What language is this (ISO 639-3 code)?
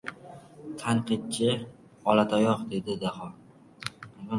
uzb